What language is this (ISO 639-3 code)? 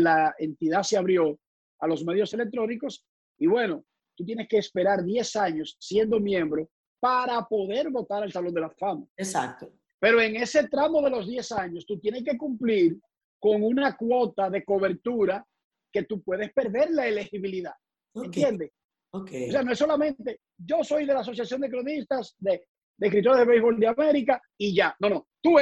spa